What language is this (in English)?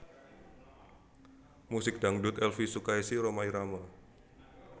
Javanese